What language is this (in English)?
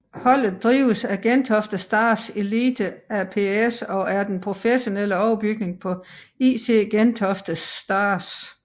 Danish